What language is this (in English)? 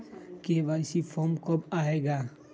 Magahi